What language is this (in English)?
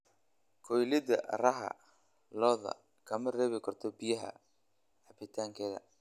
Somali